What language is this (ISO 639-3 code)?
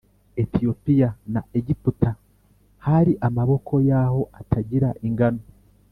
kin